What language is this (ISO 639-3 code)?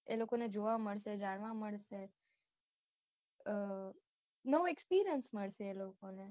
guj